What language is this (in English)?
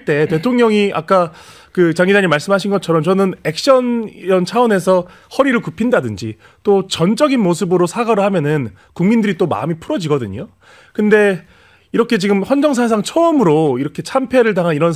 Korean